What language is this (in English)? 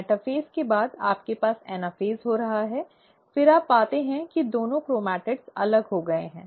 Hindi